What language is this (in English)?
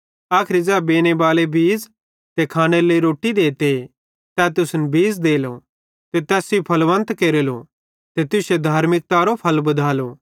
Bhadrawahi